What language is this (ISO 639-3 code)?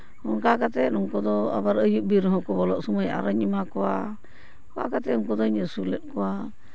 sat